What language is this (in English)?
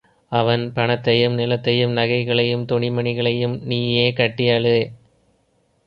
Tamil